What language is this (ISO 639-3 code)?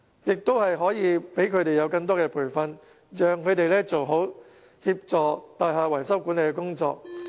yue